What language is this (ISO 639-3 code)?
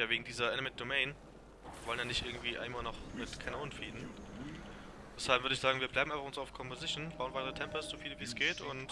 deu